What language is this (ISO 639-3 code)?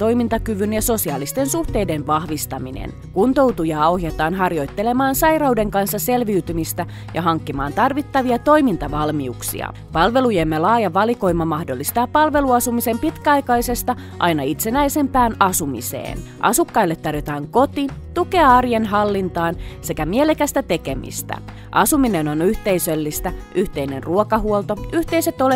fin